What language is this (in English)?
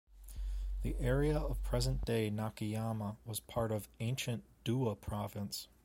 English